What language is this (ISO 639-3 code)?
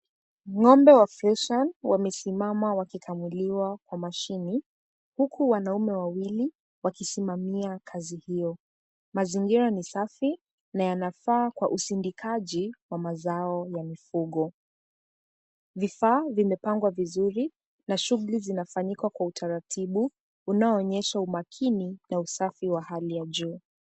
swa